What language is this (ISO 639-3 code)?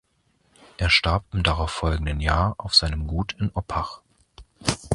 deu